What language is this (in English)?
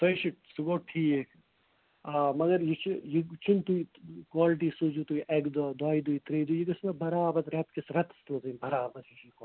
Kashmiri